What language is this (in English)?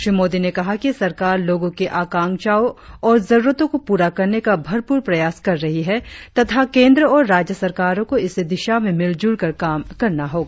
Hindi